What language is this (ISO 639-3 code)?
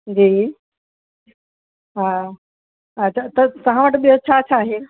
snd